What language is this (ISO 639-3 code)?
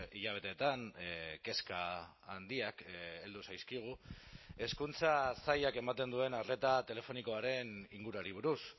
eus